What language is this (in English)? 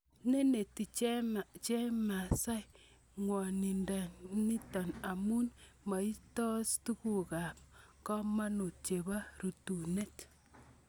Kalenjin